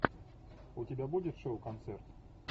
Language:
Russian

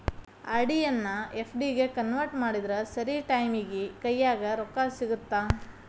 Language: Kannada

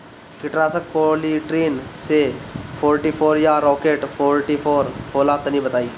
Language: Bhojpuri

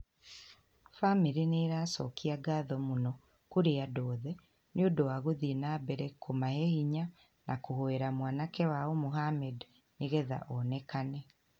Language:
Kikuyu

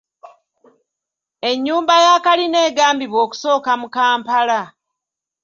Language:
Ganda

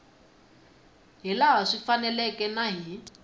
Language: Tsonga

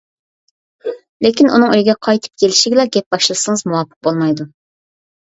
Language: Uyghur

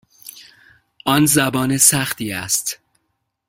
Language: Persian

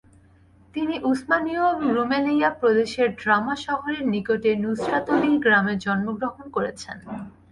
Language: Bangla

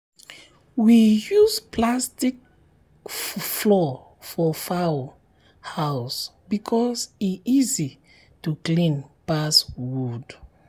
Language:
Nigerian Pidgin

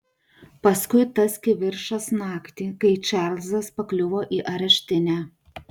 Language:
Lithuanian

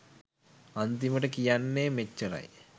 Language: Sinhala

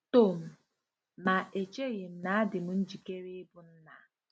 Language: Igbo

